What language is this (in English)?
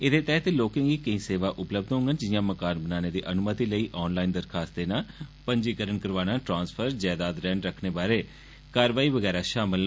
Dogri